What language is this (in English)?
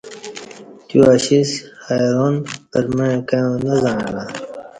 Kati